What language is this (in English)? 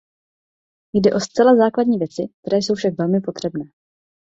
Czech